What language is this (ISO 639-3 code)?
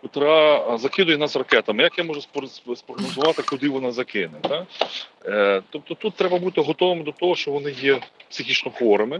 ukr